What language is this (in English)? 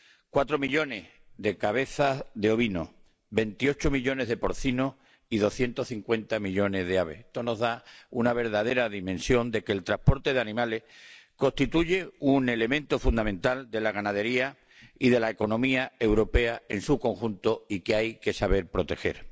Spanish